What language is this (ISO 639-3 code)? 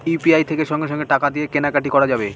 ben